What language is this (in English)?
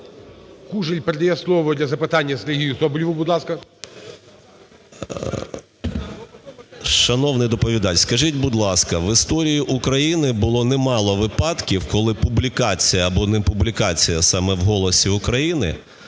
Ukrainian